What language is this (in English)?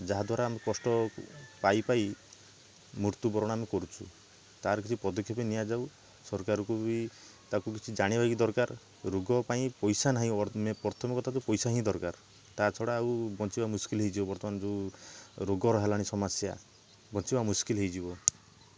Odia